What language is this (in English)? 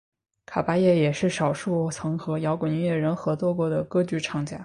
Chinese